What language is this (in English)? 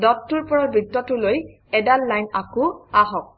Assamese